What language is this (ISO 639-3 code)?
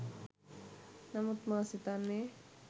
sin